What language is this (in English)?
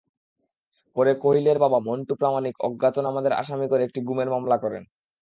Bangla